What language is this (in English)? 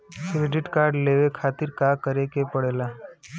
Bhojpuri